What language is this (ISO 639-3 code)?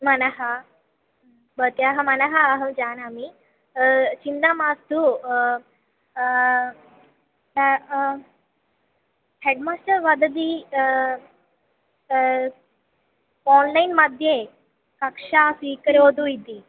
san